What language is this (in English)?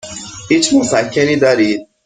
Persian